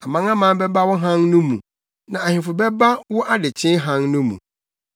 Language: Akan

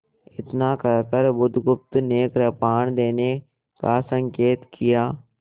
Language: Hindi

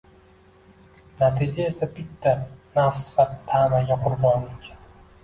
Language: Uzbek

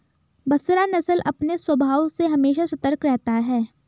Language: Hindi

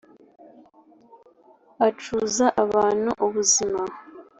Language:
Kinyarwanda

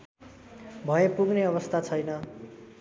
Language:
Nepali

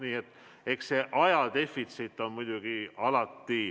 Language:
Estonian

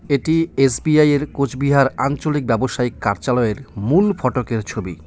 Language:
Bangla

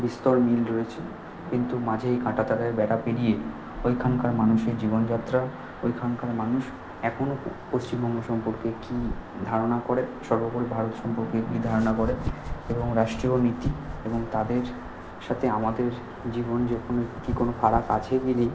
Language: Bangla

